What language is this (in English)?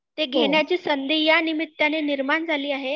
Marathi